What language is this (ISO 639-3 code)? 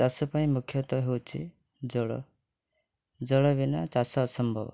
ori